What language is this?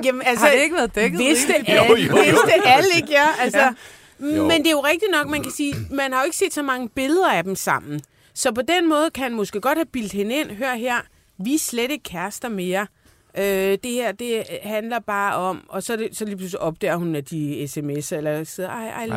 Danish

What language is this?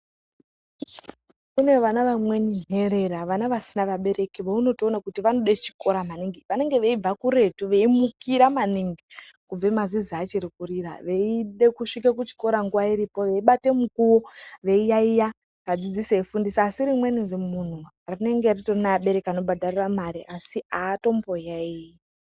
Ndau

